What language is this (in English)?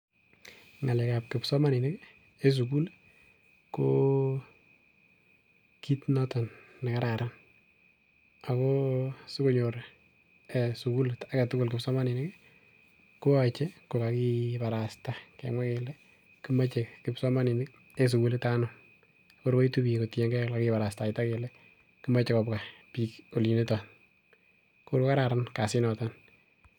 Kalenjin